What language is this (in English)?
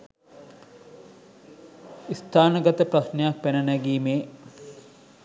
Sinhala